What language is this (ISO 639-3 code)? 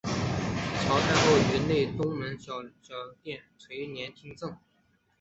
zho